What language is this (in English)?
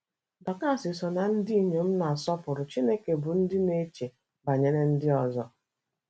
Igbo